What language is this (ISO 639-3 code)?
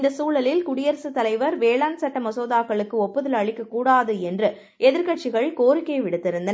tam